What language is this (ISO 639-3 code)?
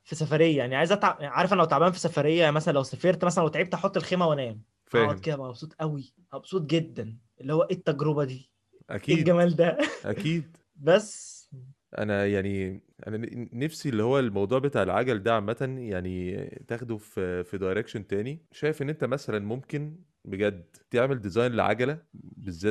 ara